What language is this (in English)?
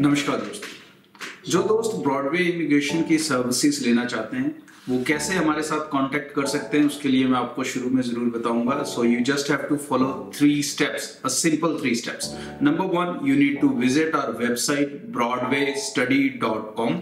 Hindi